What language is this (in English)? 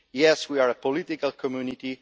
English